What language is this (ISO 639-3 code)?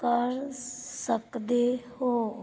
pan